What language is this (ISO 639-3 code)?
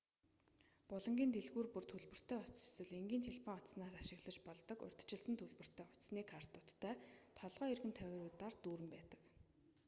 mon